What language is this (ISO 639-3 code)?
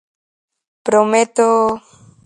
glg